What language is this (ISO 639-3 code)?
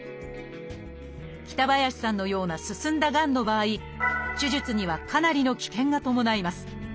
jpn